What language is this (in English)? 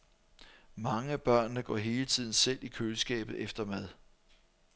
Danish